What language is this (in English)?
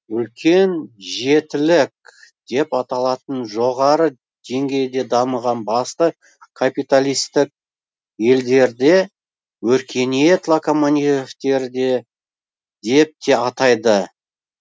Kazakh